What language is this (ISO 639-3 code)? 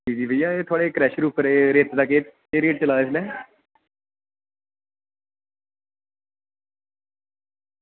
doi